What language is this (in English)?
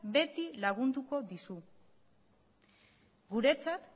Basque